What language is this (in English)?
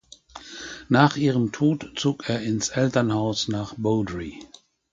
German